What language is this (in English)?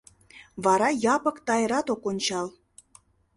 Mari